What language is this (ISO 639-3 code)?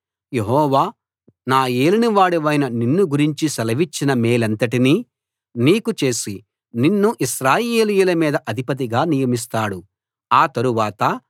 tel